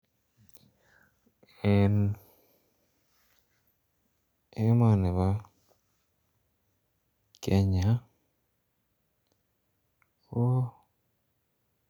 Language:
Kalenjin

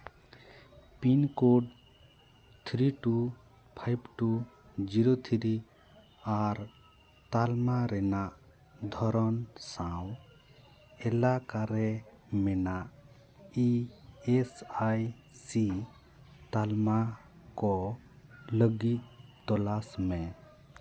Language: Santali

